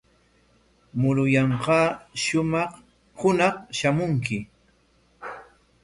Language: Corongo Ancash Quechua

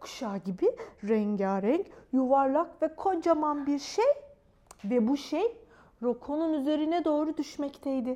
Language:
Turkish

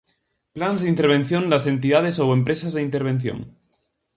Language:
Galician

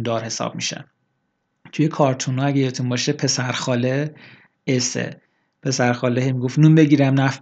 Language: Persian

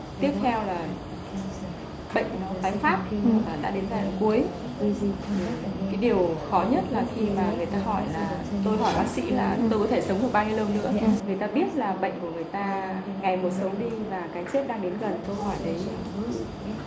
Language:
Vietnamese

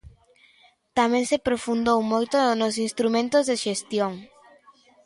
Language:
Galician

